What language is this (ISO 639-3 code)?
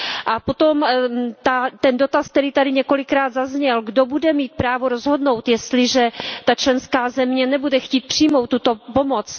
ces